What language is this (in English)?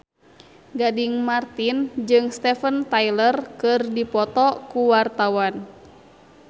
Sundanese